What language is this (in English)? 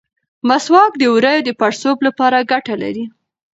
Pashto